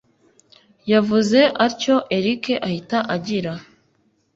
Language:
Kinyarwanda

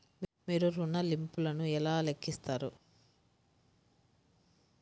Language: Telugu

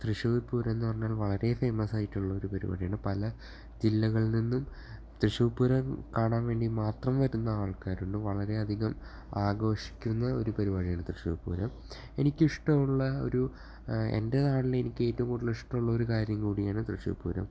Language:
Malayalam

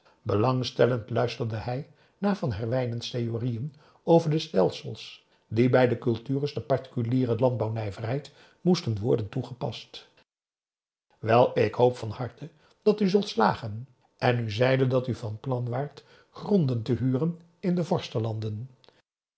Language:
Dutch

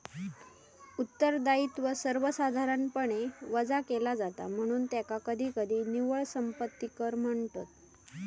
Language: Marathi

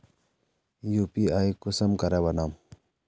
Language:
Magahi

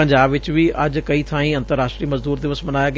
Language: Punjabi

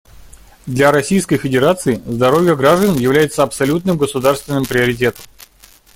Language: Russian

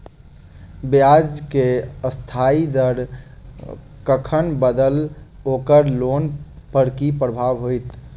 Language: Maithili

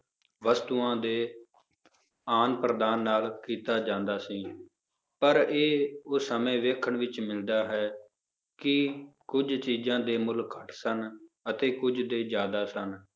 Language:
Punjabi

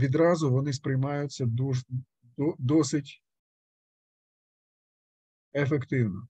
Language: Russian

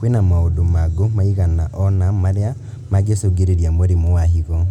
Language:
Kikuyu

